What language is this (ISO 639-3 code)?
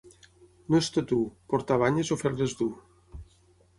cat